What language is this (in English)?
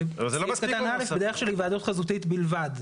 Hebrew